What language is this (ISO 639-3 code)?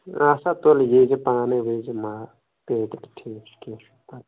kas